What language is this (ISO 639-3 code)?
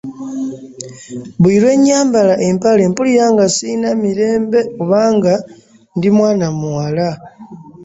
lug